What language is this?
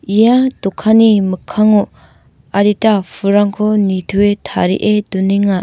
Garo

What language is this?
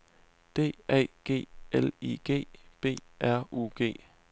Danish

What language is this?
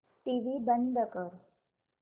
Marathi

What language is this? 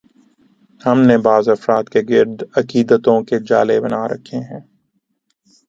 Urdu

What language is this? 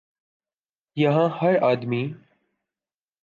Urdu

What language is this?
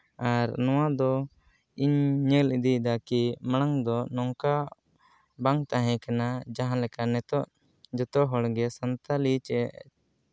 Santali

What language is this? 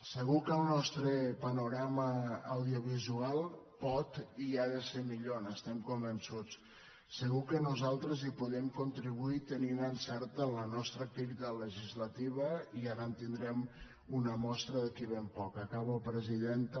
Catalan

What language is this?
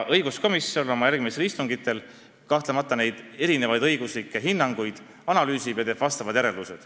Estonian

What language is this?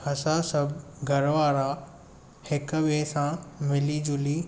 Sindhi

